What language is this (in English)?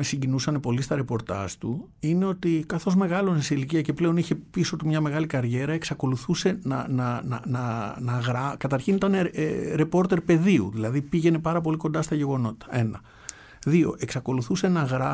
Greek